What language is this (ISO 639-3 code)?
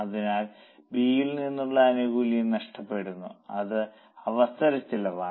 mal